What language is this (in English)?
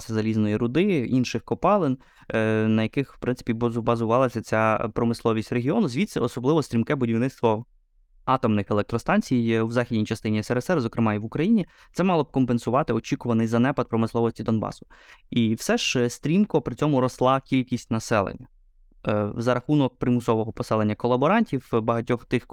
Ukrainian